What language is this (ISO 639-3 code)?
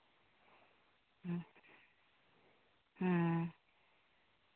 sat